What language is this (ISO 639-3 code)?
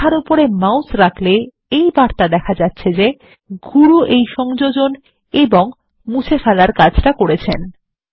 ben